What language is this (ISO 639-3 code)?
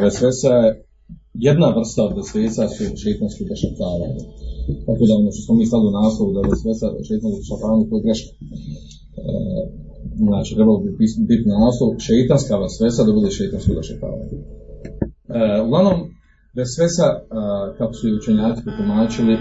hrv